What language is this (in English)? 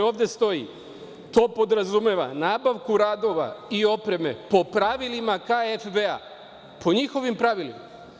Serbian